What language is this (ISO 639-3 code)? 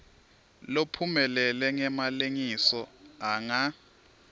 ssw